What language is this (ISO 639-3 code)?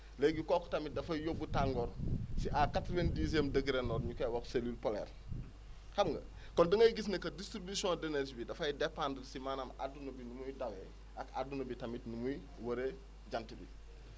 wol